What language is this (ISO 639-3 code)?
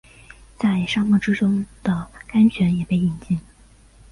zho